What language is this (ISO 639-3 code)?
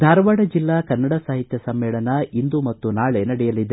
kan